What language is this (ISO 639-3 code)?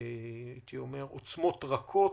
heb